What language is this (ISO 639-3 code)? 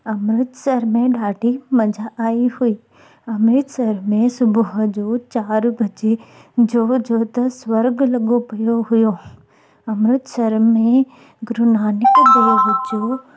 snd